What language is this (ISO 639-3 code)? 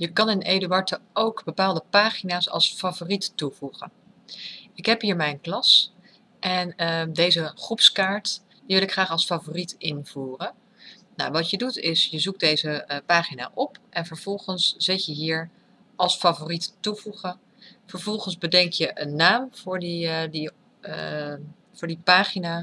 nld